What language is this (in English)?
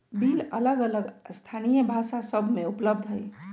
Magahi